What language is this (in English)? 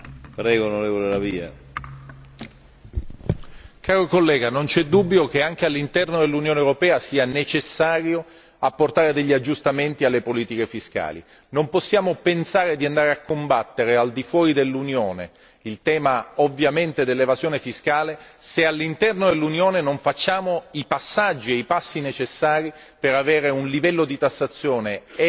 Italian